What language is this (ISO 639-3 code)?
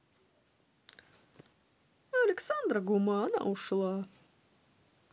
rus